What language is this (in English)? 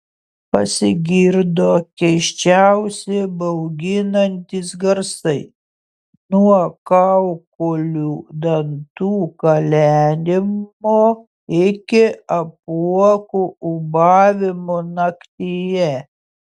Lithuanian